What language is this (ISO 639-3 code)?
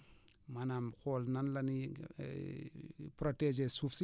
wol